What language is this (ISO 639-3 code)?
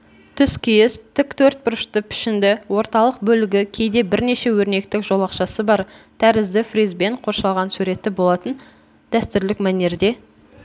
kaz